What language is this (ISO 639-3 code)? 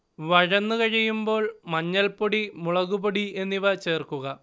mal